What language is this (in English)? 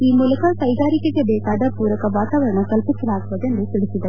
Kannada